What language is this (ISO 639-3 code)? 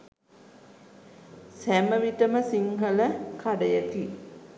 sin